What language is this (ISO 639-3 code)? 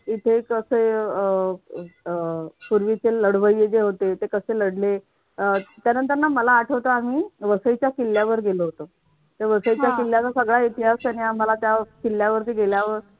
mar